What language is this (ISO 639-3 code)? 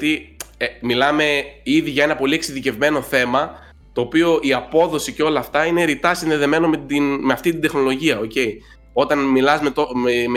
ell